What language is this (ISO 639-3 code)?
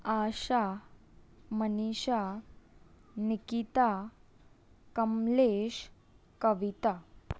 snd